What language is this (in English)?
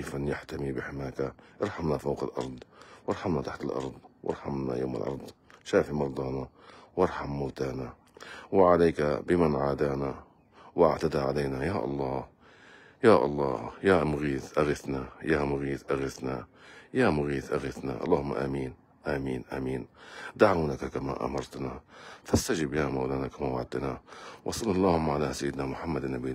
Arabic